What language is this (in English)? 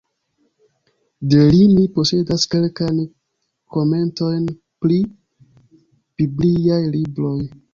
Esperanto